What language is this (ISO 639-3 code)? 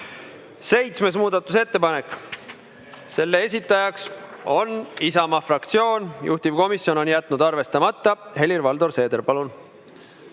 est